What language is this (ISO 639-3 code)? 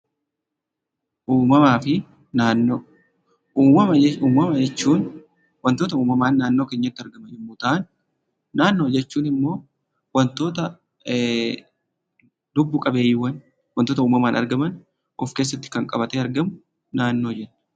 orm